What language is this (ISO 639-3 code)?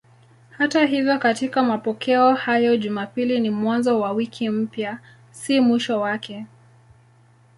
swa